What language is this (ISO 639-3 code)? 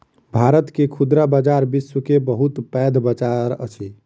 mai